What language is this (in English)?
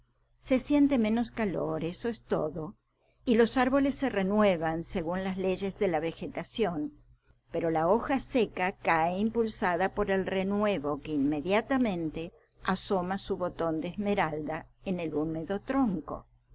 Spanish